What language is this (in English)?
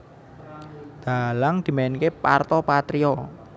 Javanese